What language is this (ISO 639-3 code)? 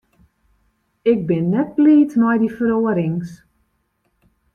fry